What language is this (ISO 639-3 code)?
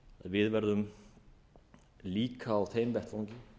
isl